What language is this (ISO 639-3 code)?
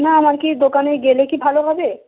ben